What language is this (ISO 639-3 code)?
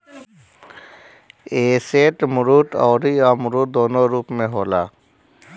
bho